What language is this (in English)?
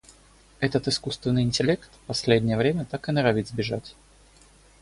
Russian